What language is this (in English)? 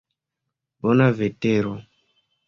Esperanto